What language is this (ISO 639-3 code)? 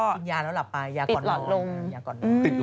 tha